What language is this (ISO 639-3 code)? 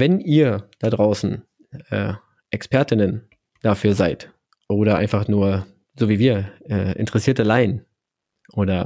deu